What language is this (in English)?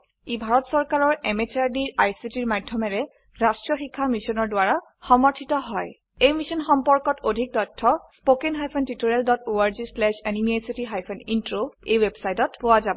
Assamese